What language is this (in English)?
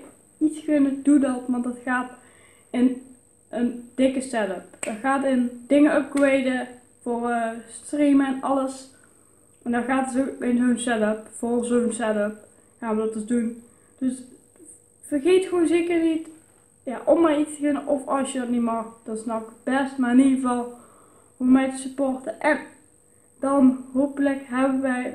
Dutch